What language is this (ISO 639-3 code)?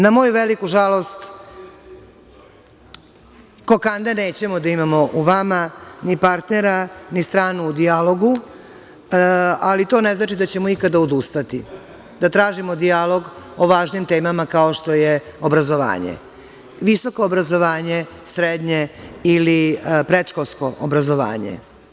srp